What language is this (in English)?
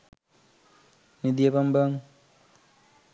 Sinhala